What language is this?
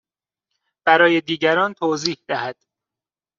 Persian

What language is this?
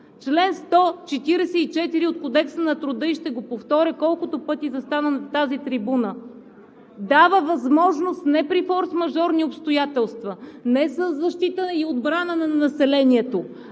Bulgarian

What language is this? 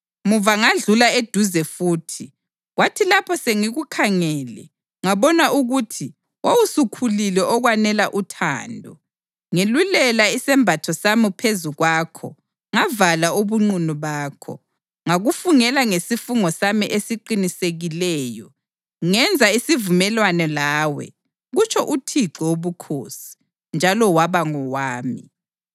North Ndebele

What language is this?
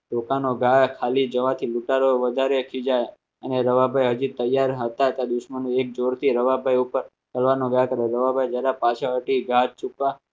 Gujarati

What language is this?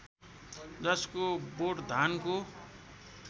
Nepali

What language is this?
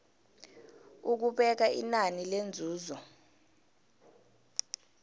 South Ndebele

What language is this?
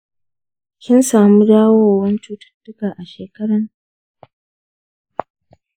Hausa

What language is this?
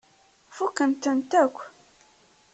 Kabyle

